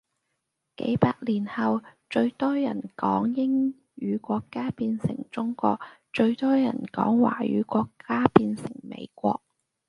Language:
Cantonese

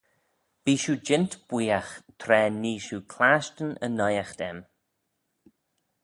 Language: Manx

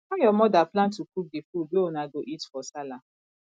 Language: Nigerian Pidgin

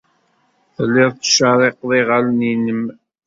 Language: Kabyle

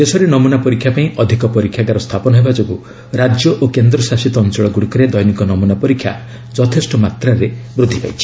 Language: Odia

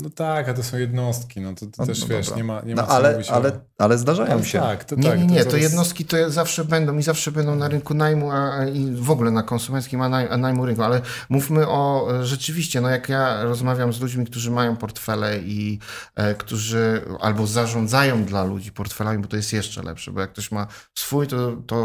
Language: Polish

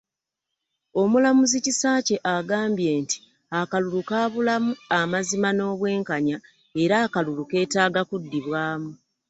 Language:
Ganda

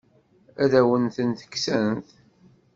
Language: Kabyle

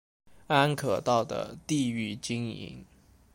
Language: Chinese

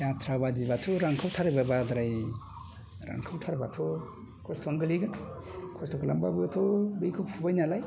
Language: Bodo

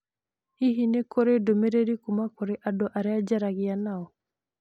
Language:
Kikuyu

